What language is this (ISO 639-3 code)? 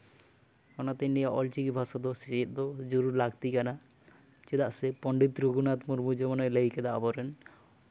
sat